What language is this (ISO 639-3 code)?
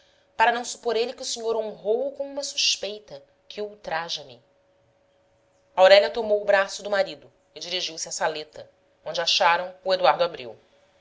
por